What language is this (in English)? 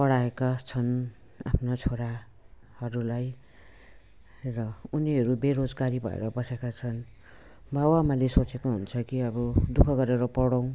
Nepali